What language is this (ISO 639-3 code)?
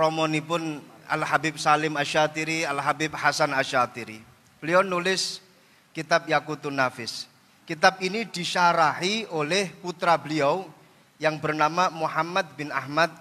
ind